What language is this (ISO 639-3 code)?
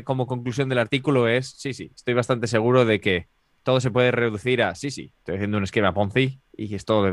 spa